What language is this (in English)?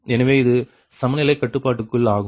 Tamil